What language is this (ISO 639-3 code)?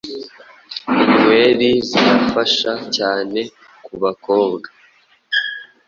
kin